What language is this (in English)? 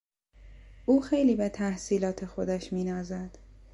Persian